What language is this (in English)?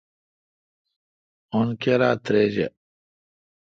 Kalkoti